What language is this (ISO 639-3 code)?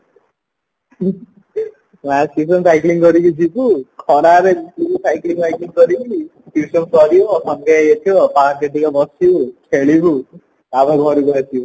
ori